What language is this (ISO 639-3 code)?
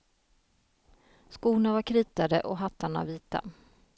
swe